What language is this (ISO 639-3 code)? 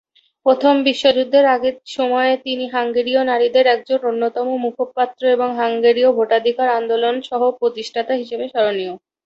ben